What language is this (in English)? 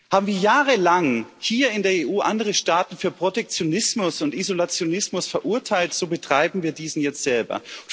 German